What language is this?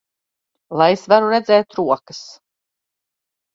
Latvian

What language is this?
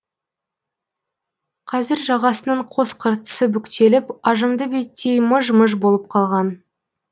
Kazakh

